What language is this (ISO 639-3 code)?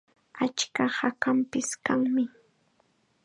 qxa